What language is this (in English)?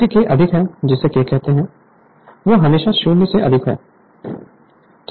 Hindi